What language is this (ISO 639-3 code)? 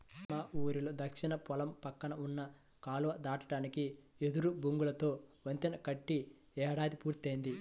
tel